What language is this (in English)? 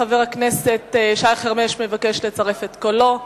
Hebrew